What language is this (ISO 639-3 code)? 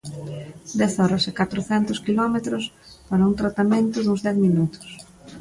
glg